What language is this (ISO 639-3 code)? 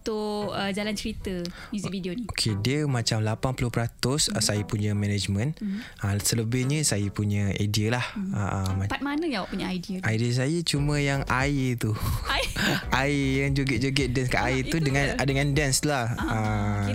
msa